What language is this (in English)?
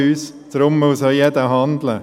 Swiss German